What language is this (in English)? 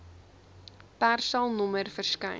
Afrikaans